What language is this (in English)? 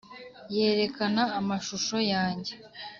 Kinyarwanda